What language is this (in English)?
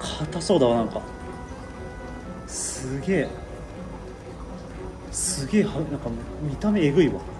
Japanese